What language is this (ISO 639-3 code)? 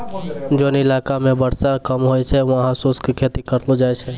mai